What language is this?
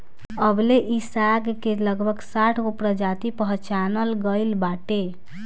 Bhojpuri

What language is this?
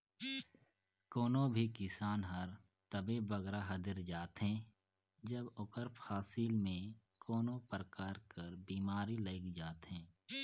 Chhattisgarhi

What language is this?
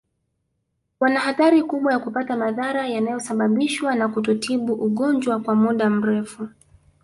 Swahili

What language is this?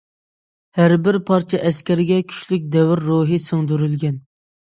Uyghur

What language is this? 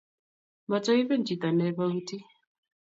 Kalenjin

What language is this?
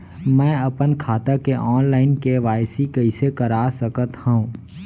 Chhattisgarhi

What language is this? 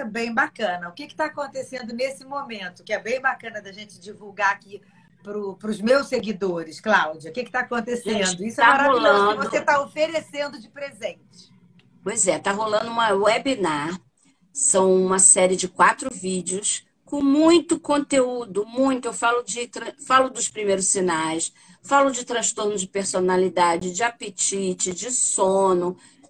Portuguese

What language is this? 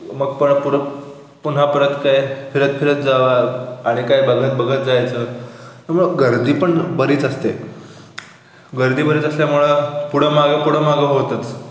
Marathi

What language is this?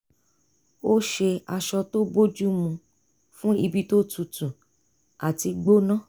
Yoruba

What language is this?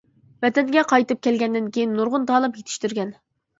Uyghur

